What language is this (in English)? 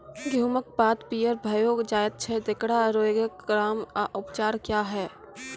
Maithili